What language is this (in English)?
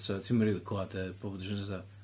Welsh